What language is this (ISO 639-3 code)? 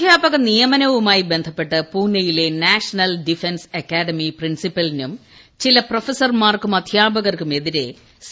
mal